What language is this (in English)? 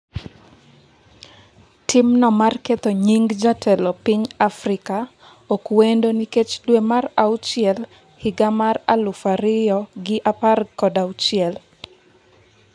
Luo (Kenya and Tanzania)